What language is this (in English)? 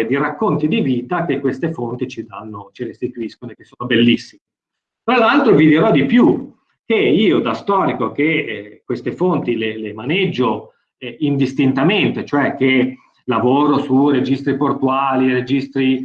Italian